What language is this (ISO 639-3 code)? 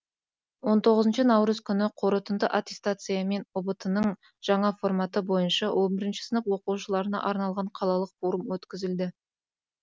kaz